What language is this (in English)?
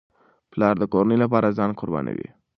Pashto